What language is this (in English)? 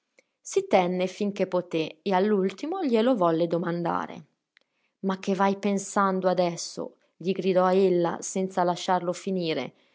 Italian